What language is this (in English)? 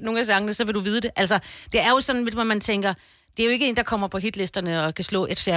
Danish